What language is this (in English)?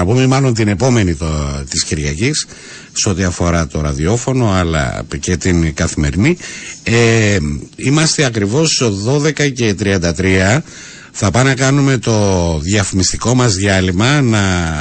Greek